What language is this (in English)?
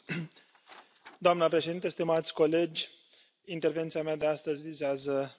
Romanian